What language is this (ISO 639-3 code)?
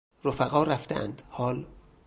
fas